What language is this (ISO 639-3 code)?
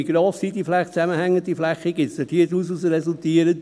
gsw